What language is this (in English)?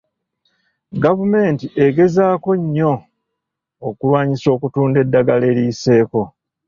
Ganda